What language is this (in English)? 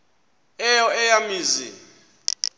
Xhosa